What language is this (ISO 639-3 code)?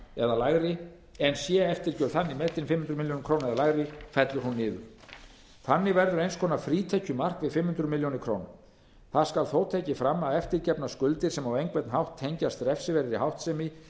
isl